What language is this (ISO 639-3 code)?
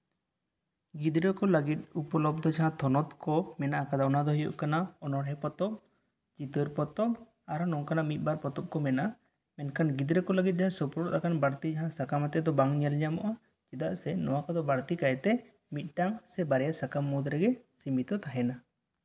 sat